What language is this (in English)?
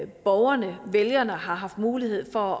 Danish